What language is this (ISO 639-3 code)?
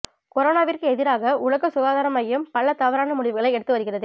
tam